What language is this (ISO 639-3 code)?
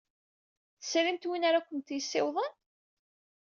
kab